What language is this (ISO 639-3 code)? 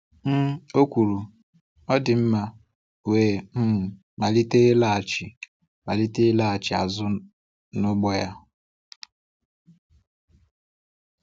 ibo